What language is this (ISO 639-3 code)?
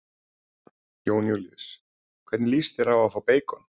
isl